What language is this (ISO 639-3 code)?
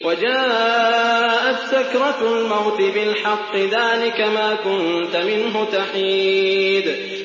ara